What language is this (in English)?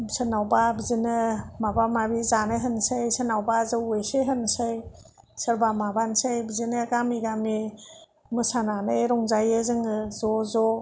Bodo